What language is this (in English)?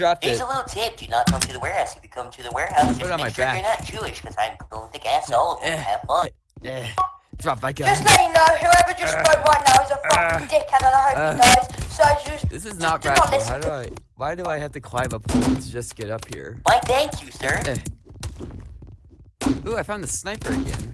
English